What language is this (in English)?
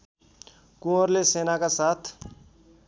Nepali